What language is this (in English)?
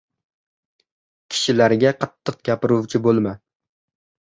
Uzbek